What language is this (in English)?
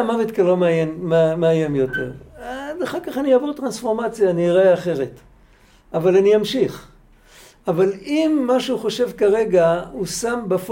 Hebrew